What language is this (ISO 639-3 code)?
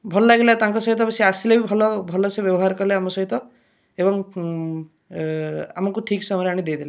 ori